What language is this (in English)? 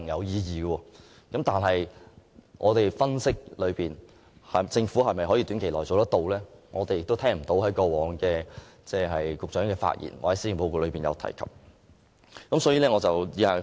Cantonese